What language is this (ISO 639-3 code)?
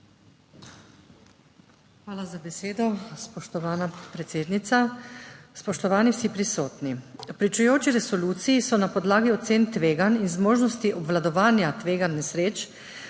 slv